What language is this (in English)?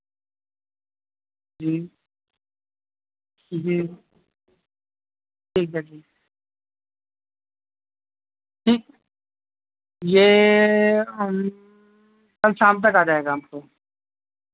Urdu